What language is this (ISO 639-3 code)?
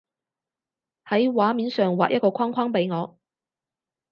yue